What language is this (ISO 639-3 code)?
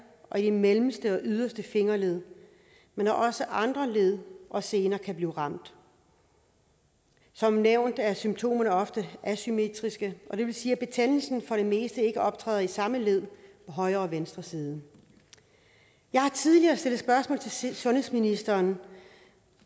dan